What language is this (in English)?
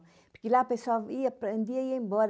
Portuguese